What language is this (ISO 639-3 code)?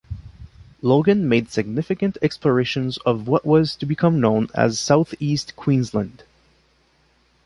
eng